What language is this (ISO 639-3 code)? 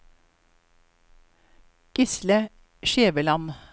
nor